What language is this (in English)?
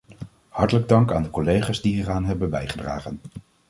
Dutch